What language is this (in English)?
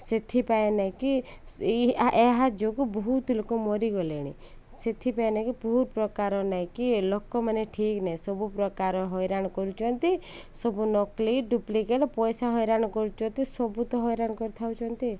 Odia